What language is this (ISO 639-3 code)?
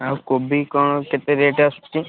ori